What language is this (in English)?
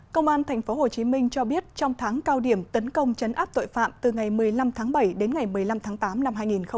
Vietnamese